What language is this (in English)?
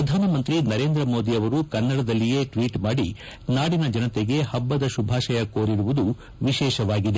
Kannada